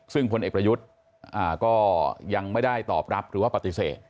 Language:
Thai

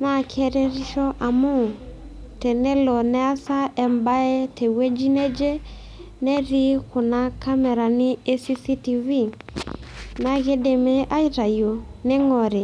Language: Masai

